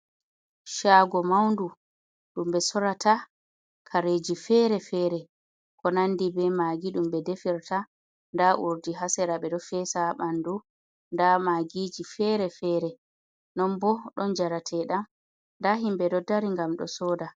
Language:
Fula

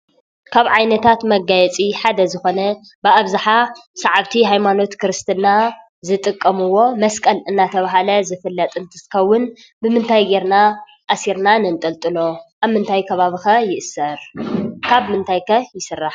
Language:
Tigrinya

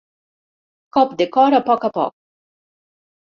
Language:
Catalan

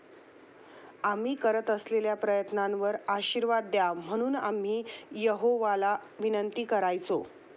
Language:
Marathi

